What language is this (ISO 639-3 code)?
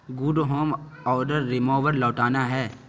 urd